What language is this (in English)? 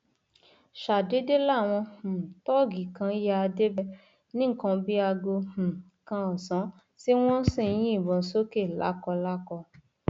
Yoruba